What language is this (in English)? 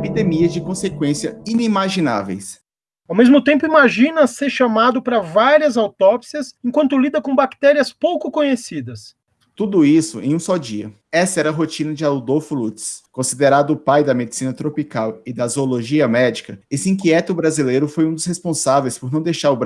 Portuguese